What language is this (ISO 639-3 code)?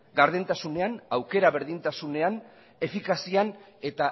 eus